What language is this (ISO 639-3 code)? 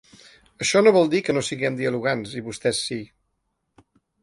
cat